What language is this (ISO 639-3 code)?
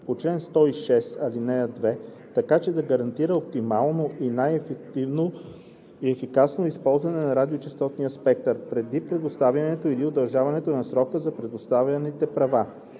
bul